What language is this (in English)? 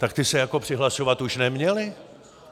Czech